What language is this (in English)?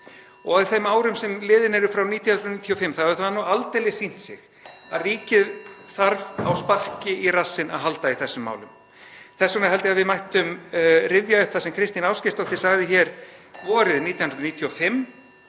Icelandic